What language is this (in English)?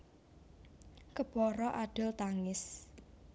Javanese